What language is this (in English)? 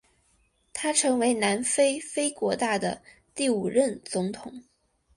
Chinese